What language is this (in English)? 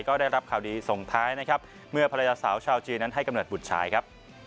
Thai